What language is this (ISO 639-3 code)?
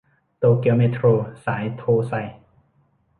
tha